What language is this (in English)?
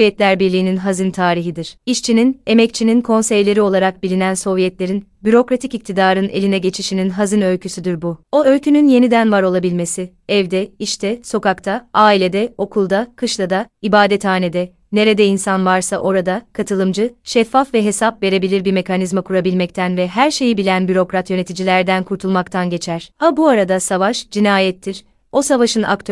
Turkish